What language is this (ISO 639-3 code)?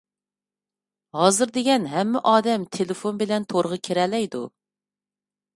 uig